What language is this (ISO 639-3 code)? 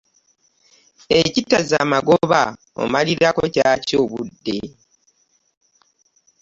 lug